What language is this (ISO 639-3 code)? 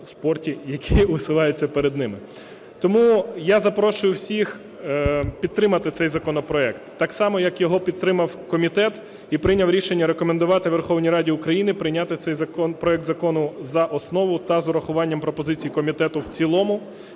ukr